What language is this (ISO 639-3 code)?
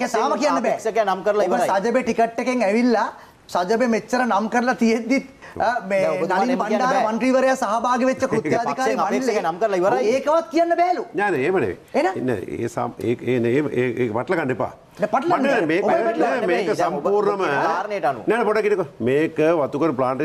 ind